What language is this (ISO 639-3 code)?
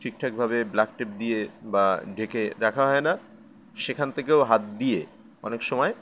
ben